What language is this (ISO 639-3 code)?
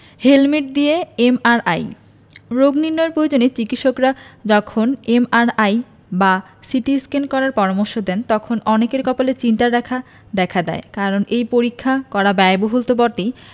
ben